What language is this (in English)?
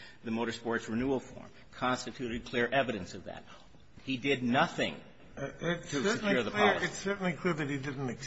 English